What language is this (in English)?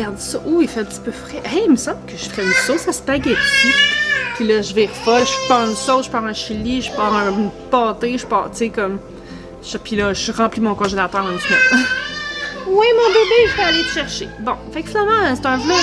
French